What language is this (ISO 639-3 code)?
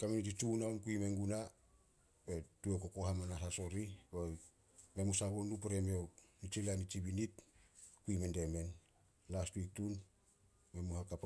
sol